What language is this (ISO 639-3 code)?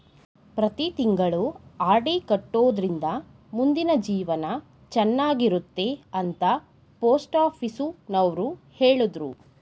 kan